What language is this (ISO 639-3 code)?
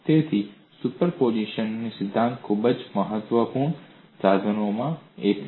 guj